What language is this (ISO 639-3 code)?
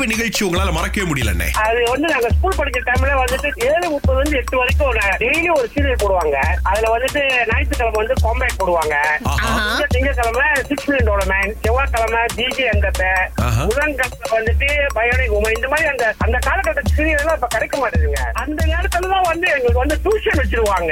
tam